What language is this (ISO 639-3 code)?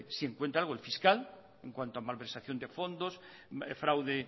spa